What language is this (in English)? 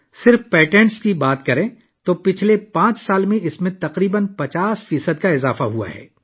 Urdu